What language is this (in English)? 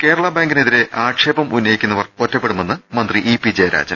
Malayalam